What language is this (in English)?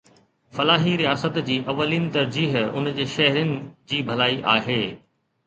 Sindhi